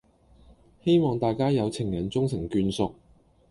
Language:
Cantonese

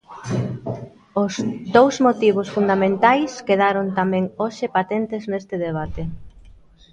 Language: Galician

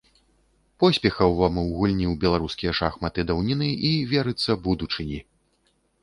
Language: Belarusian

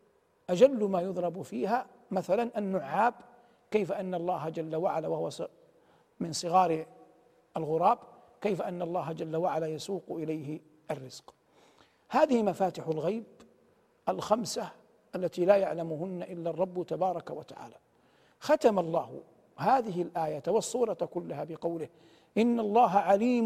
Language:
Arabic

